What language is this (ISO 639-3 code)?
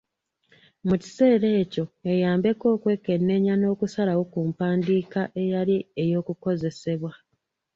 lug